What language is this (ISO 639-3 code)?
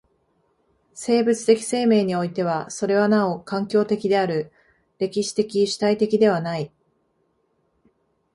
jpn